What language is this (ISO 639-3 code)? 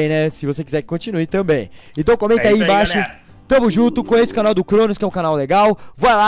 por